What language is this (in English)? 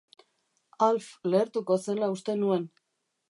Basque